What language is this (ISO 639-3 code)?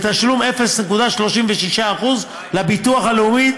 heb